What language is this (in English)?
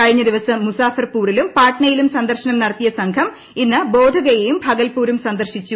Malayalam